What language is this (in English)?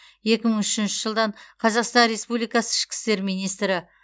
Kazakh